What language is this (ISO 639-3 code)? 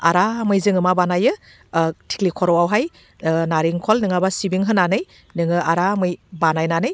brx